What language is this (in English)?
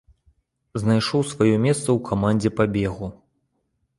Belarusian